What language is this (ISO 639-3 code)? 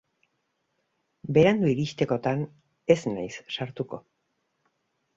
eus